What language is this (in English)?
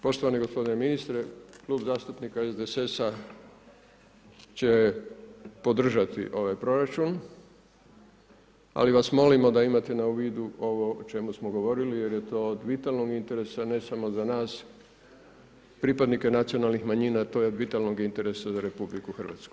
Croatian